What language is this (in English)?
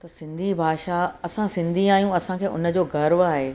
Sindhi